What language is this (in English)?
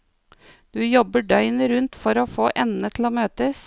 Norwegian